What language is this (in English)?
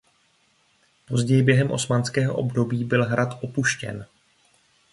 Czech